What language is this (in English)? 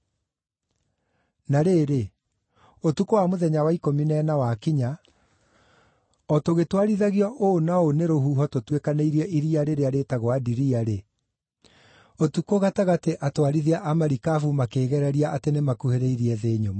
Kikuyu